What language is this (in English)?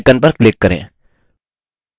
Hindi